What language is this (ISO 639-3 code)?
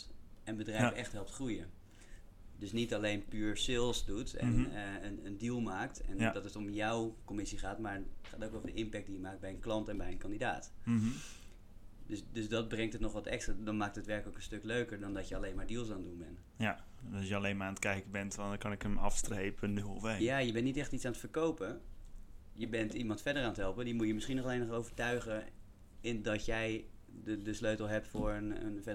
nld